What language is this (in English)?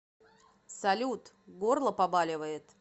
Russian